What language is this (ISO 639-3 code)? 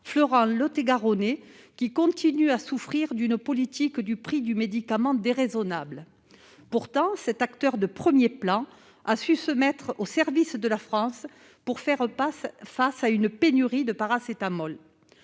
fra